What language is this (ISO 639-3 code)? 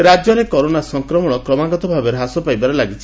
ori